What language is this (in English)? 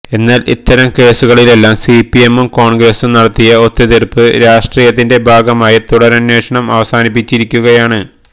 Malayalam